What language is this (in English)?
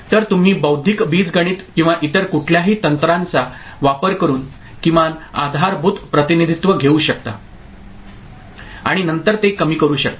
Marathi